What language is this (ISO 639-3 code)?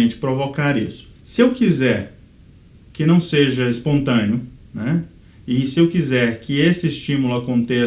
por